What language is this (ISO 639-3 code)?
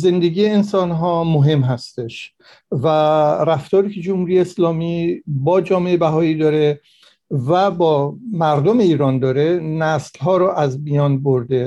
fas